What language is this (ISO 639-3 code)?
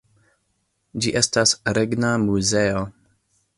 epo